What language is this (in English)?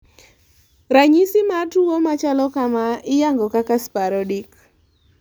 Luo (Kenya and Tanzania)